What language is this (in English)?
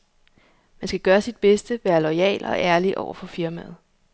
Danish